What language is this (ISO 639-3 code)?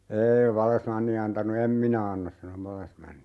fin